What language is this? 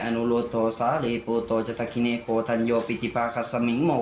Thai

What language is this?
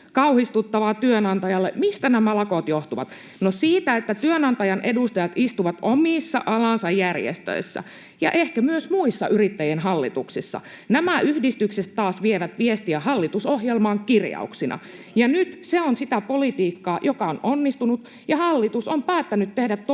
Finnish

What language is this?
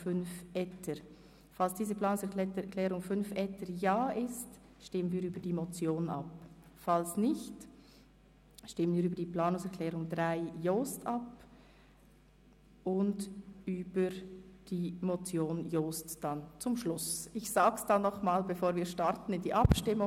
Swiss German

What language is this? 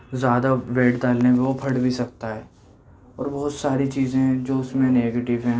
Urdu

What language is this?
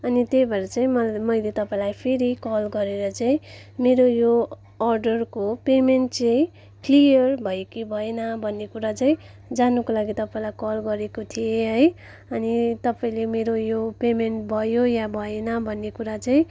Nepali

